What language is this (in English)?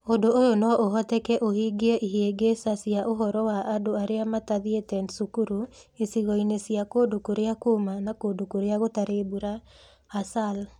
Kikuyu